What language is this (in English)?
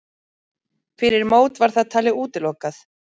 Icelandic